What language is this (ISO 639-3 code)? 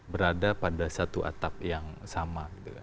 ind